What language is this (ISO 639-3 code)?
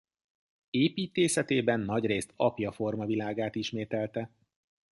hun